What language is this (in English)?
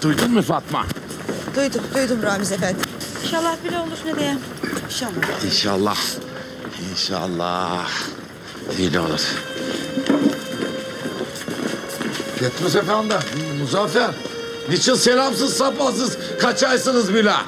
Turkish